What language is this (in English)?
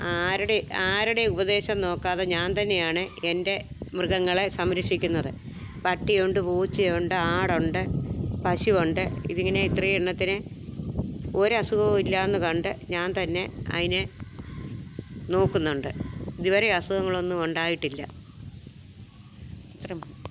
Malayalam